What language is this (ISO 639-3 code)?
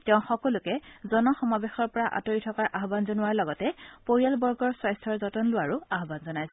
asm